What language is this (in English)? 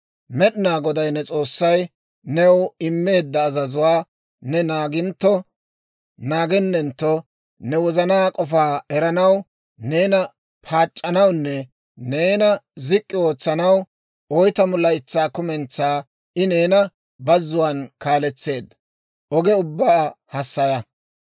Dawro